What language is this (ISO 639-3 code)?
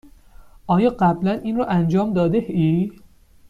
fas